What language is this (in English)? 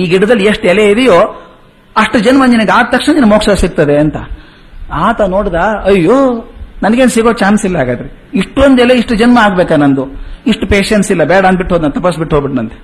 Kannada